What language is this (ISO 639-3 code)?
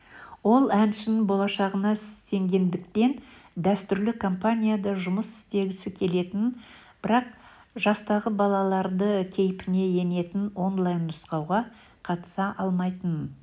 kaz